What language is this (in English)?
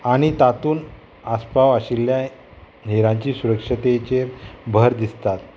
Konkani